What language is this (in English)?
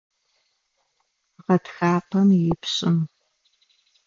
Adyghe